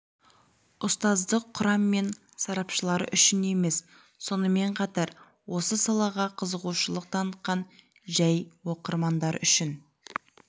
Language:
Kazakh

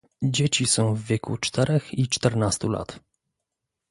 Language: Polish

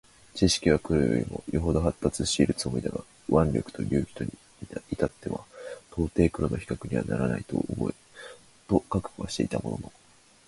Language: Japanese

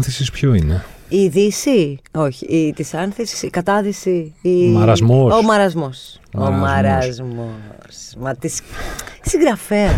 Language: Greek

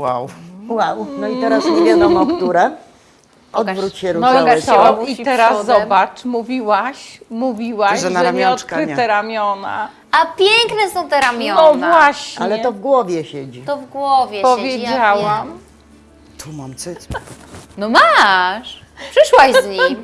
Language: Polish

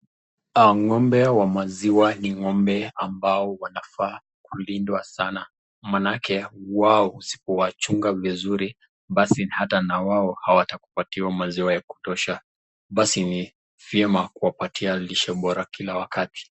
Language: Swahili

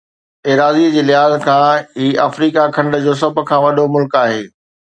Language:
Sindhi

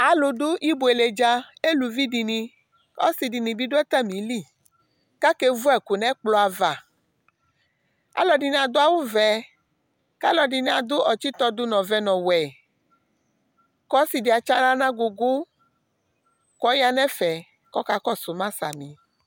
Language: Ikposo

